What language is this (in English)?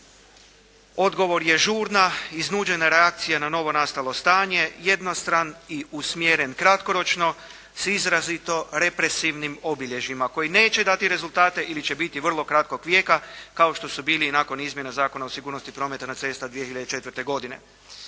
Croatian